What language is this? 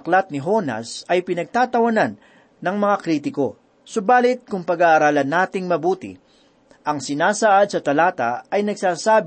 Filipino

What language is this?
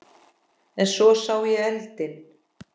Icelandic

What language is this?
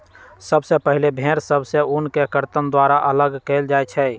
Magahi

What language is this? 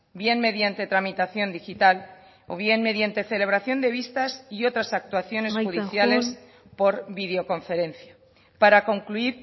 Spanish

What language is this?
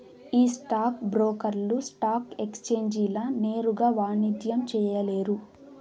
Telugu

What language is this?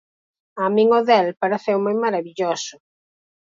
Galician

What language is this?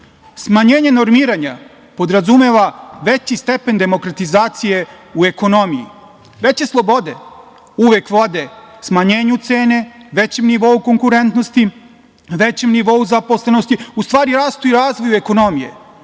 Serbian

